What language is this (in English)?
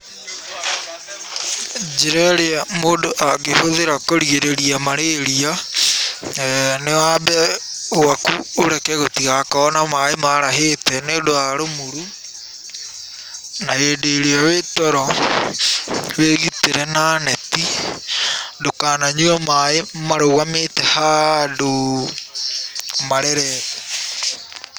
Kikuyu